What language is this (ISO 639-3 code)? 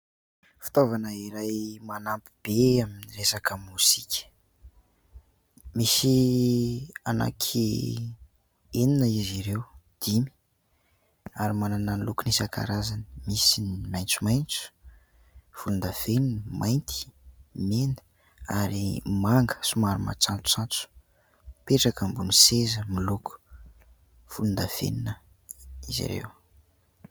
mlg